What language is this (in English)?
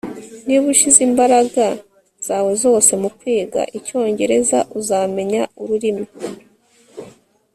Kinyarwanda